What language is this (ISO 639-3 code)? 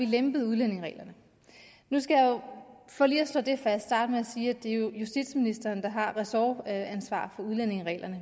dan